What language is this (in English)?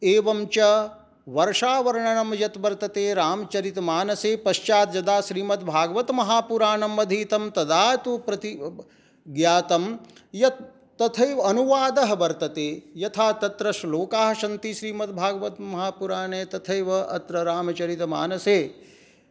Sanskrit